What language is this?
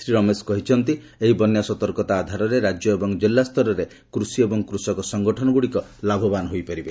Odia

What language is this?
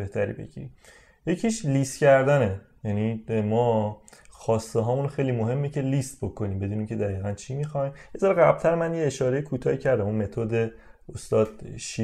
Persian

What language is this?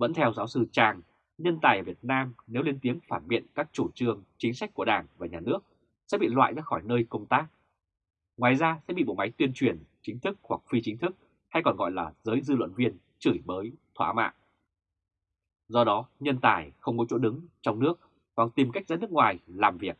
Vietnamese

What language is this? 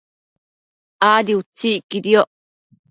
Matsés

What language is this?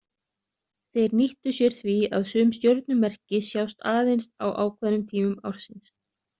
Icelandic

